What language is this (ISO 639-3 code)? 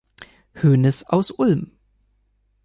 deu